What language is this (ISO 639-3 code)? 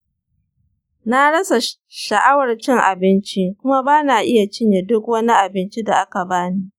hau